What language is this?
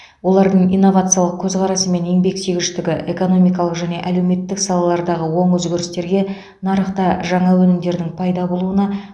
Kazakh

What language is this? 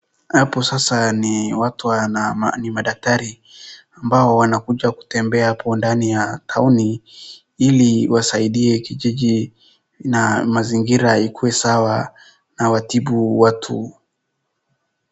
Swahili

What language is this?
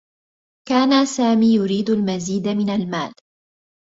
Arabic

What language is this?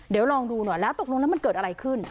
Thai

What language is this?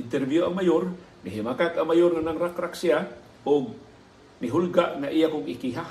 Filipino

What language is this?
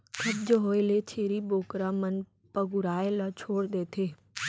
Chhattisgarhi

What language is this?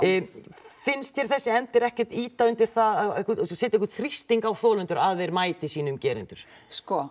Icelandic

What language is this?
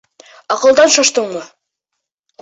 Bashkir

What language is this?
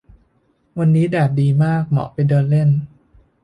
Thai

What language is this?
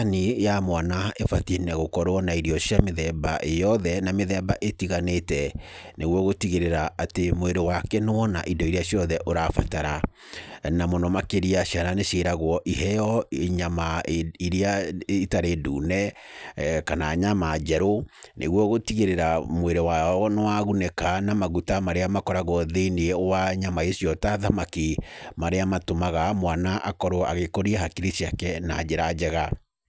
Kikuyu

